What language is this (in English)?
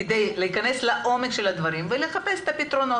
Hebrew